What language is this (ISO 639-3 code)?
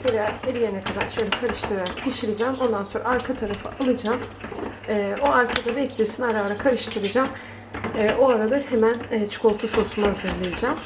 tur